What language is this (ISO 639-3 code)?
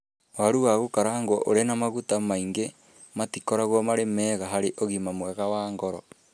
kik